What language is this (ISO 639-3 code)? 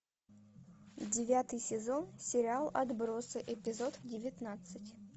rus